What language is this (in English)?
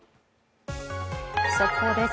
Japanese